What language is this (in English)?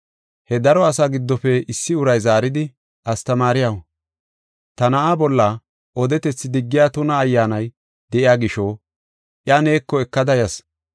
Gofa